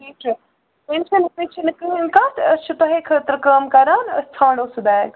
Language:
Kashmiri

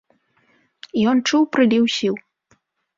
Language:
Belarusian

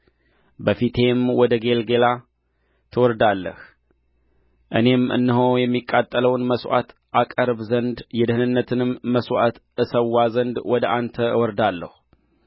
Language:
Amharic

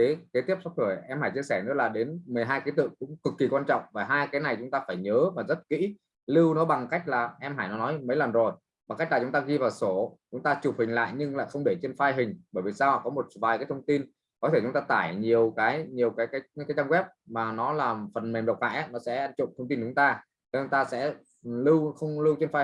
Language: Vietnamese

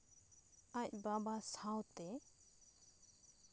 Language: Santali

